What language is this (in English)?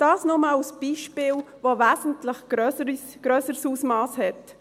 Swiss German